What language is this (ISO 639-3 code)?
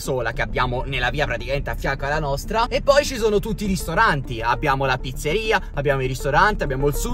ita